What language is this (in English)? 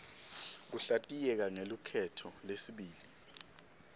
Swati